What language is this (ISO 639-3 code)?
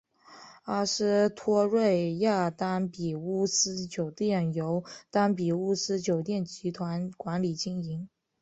zho